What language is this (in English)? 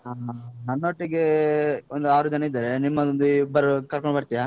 Kannada